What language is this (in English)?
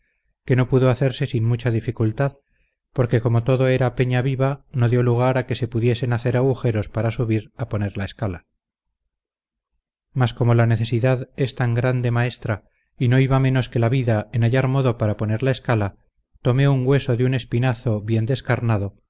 Spanish